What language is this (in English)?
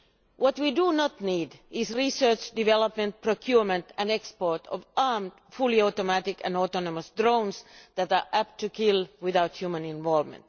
English